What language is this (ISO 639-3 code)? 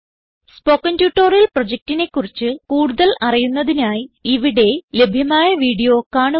mal